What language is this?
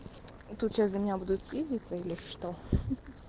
Russian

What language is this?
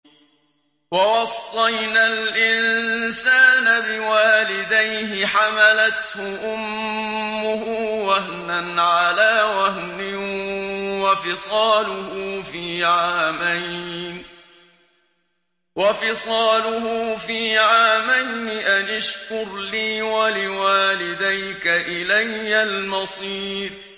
Arabic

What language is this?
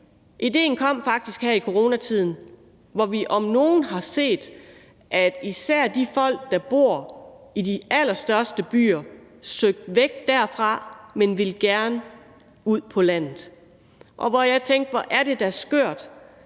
Danish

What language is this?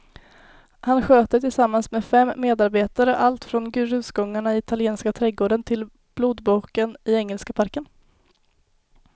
Swedish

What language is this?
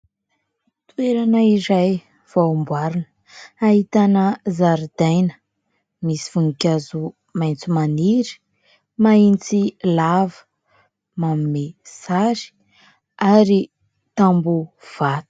Malagasy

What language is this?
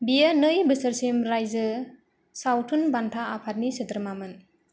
Bodo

